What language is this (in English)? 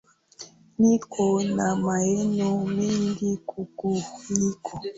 Swahili